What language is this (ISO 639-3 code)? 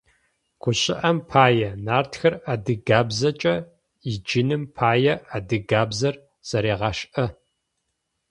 ady